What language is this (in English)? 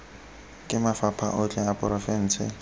Tswana